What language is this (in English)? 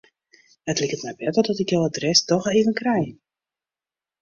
Western Frisian